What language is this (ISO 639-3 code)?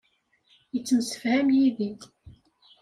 kab